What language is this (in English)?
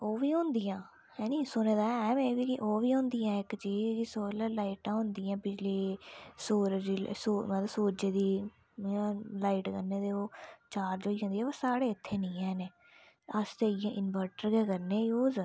Dogri